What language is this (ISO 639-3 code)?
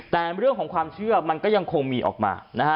tha